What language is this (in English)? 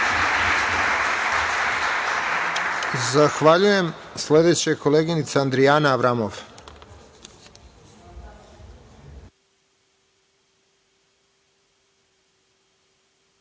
Serbian